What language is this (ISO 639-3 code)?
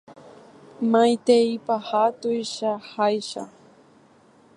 grn